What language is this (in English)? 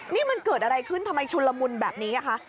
Thai